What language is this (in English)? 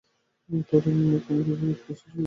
Bangla